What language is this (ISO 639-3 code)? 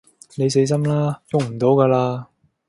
yue